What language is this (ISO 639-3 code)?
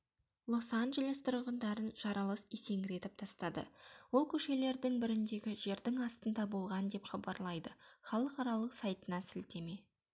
kaz